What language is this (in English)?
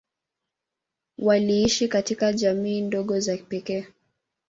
Swahili